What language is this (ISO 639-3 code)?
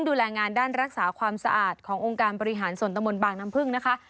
tha